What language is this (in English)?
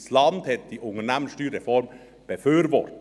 Swiss German